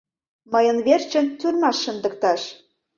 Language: Mari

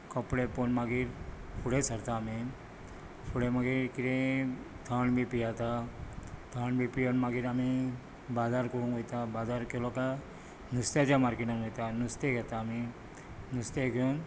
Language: Konkani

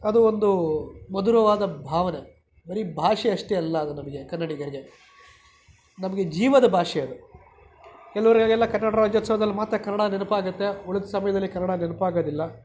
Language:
Kannada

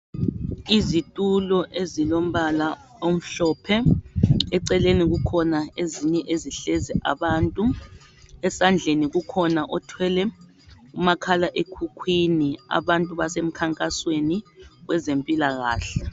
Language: North Ndebele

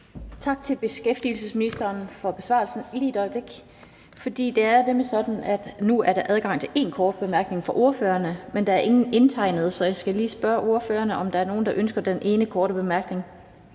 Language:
Danish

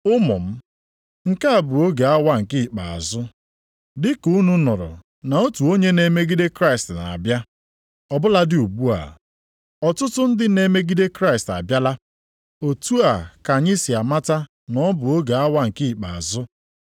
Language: Igbo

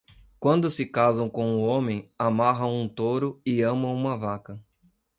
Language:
Portuguese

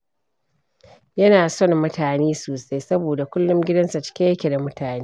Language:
Hausa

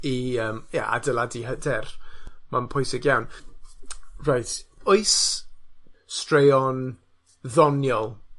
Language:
Welsh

